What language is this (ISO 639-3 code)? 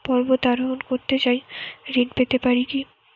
ben